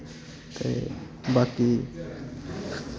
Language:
Dogri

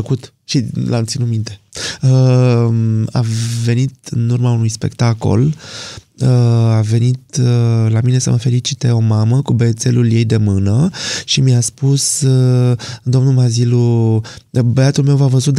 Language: Romanian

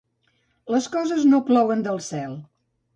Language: Catalan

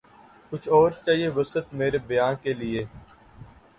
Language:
Urdu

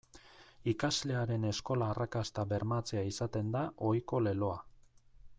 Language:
Basque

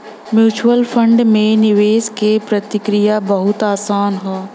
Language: Bhojpuri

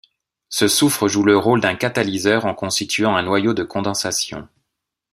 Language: French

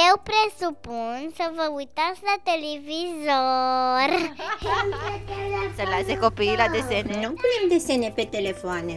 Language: Romanian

